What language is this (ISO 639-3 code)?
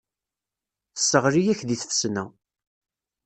kab